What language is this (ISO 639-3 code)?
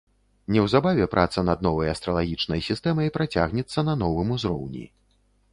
bel